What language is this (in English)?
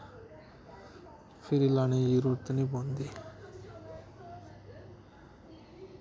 Dogri